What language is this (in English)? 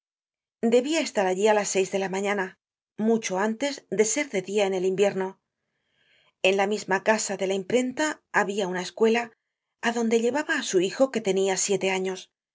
Spanish